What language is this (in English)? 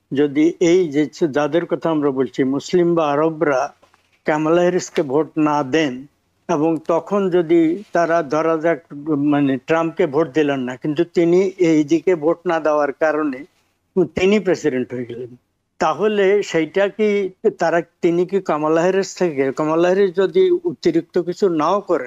Bangla